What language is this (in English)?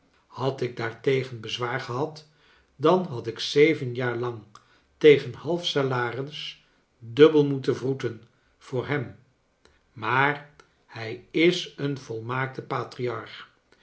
Dutch